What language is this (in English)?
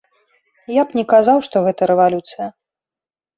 Belarusian